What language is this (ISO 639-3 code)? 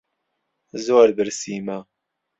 ckb